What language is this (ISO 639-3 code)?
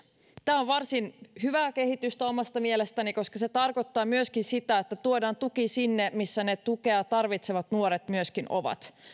fin